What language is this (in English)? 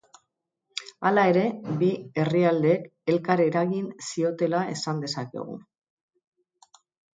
Basque